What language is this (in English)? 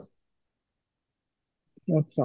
Odia